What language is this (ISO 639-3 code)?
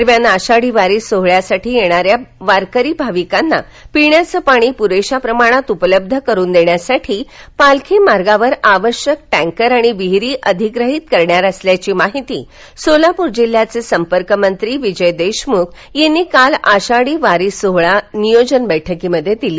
mar